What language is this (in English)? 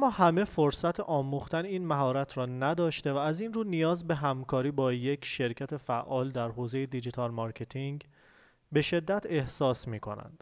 Persian